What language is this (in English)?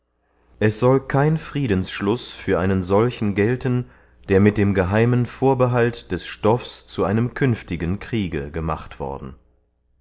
German